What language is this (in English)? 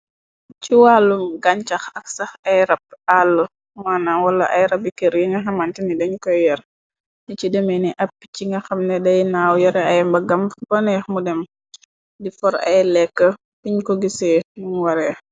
Wolof